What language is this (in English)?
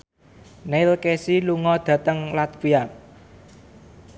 Javanese